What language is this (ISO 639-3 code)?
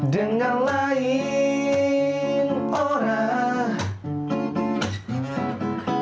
ind